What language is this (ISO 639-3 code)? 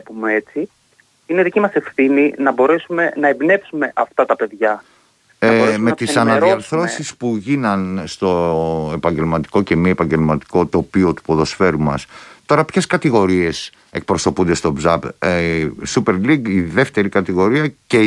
ell